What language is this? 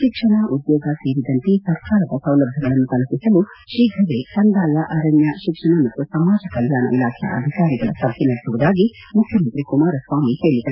Kannada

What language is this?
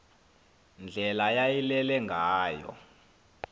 Xhosa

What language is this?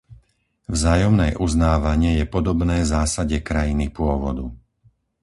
Slovak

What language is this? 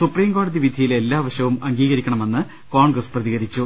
Malayalam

